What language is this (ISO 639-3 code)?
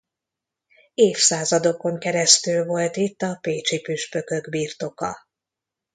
hun